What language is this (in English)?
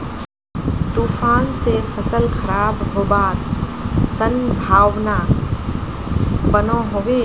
Magahi